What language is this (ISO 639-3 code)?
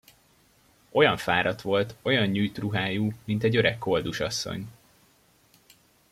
hun